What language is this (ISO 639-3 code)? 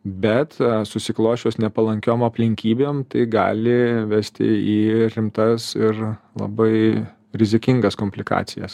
lit